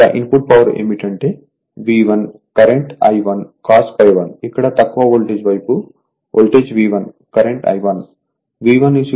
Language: Telugu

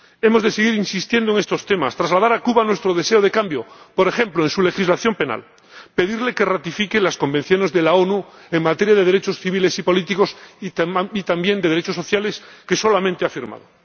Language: Spanish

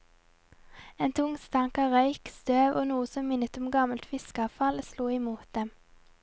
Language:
Norwegian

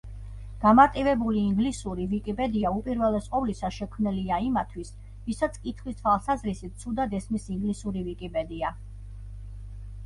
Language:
Georgian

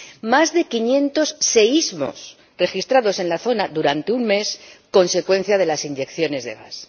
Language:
Spanish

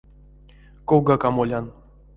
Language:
Erzya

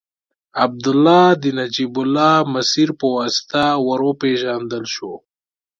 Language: Pashto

